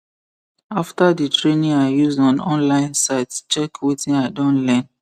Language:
Nigerian Pidgin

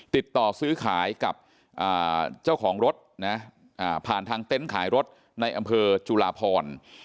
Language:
Thai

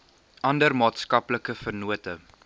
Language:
Afrikaans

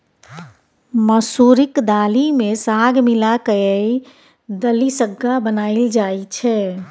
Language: Maithili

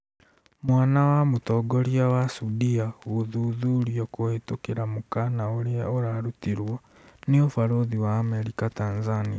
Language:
Kikuyu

